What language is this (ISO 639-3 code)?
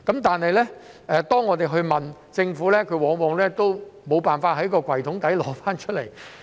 yue